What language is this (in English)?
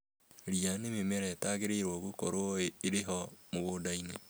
Kikuyu